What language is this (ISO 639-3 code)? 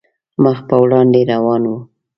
pus